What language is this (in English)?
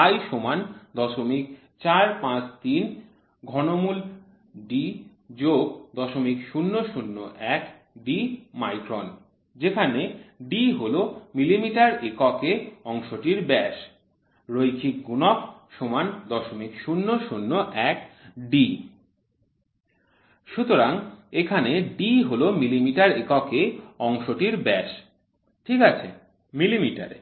Bangla